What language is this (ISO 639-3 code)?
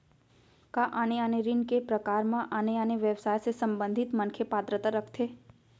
hne